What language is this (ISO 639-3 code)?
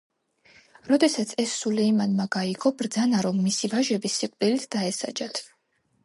kat